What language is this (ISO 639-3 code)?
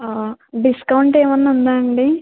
tel